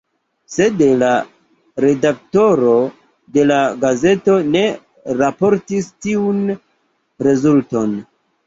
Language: Esperanto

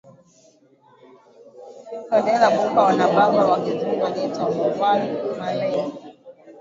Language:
Swahili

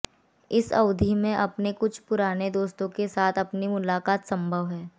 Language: Hindi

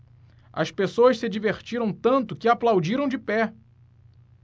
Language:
Portuguese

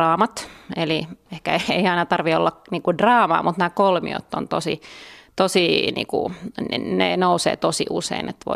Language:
Finnish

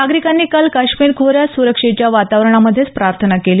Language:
Marathi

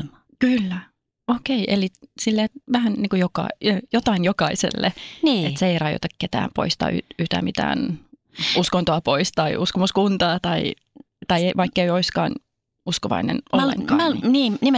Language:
Finnish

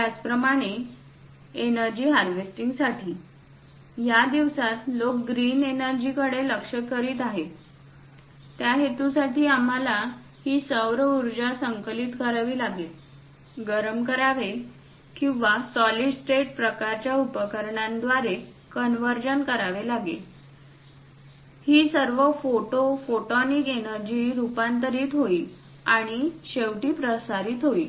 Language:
Marathi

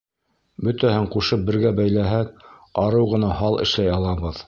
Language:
Bashkir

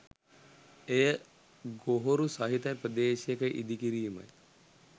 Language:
Sinhala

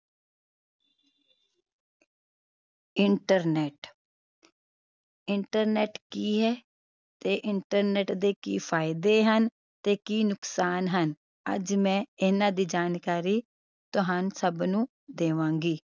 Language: Punjabi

